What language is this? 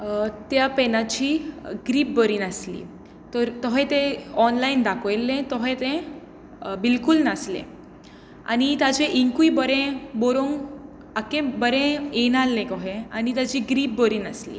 Konkani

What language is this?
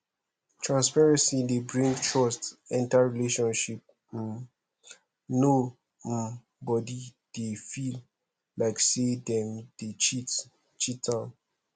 Nigerian Pidgin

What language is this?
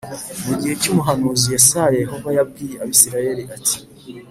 Kinyarwanda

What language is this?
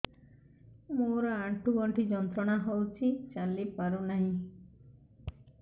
Odia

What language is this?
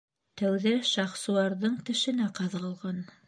Bashkir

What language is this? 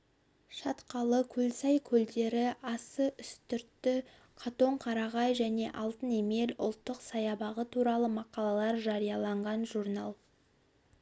Kazakh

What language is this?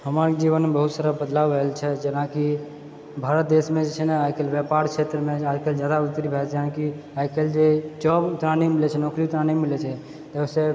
Maithili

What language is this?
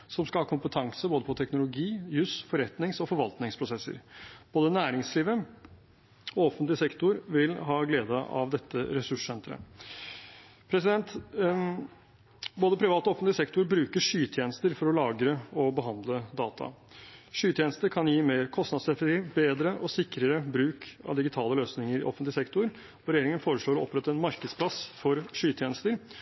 Norwegian Bokmål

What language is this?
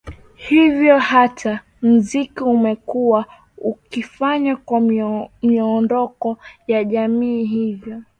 Swahili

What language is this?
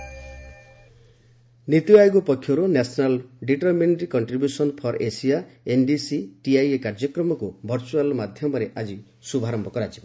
Odia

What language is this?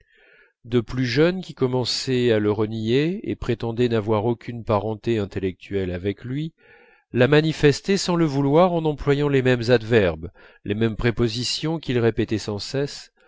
French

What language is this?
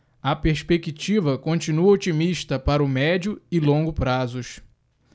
Portuguese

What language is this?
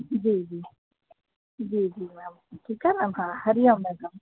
Sindhi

